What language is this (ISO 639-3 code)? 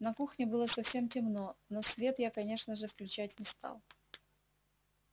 rus